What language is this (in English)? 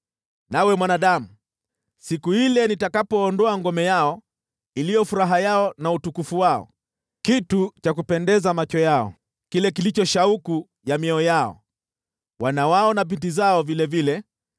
Swahili